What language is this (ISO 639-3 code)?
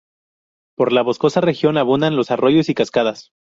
spa